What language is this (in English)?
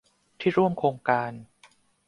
Thai